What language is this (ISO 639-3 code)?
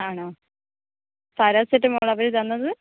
mal